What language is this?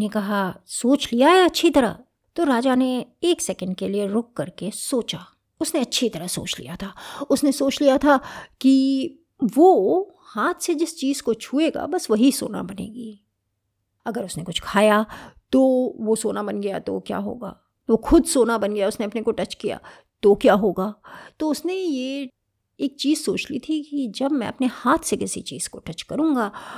Hindi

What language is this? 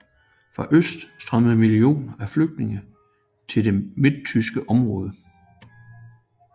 Danish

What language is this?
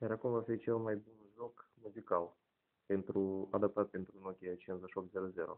Romanian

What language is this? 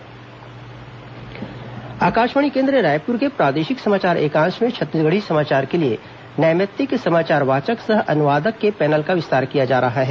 Hindi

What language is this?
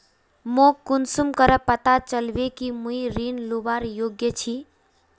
Magahi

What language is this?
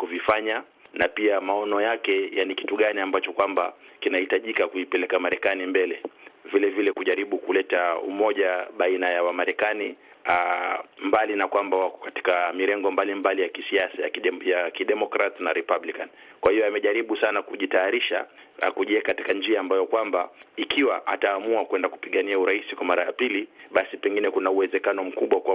Swahili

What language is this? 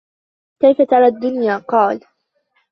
Arabic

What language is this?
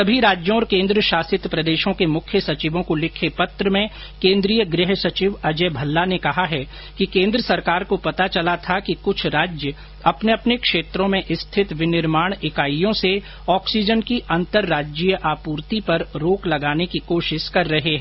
Hindi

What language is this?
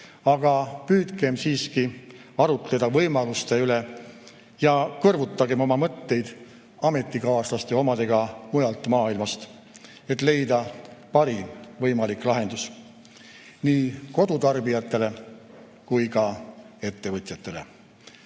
Estonian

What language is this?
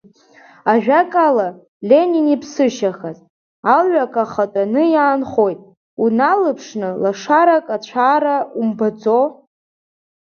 Abkhazian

